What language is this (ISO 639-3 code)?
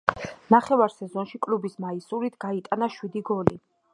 kat